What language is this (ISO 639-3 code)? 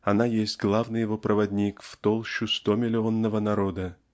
rus